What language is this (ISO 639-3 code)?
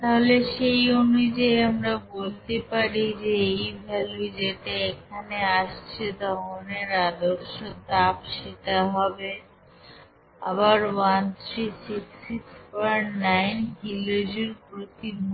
ben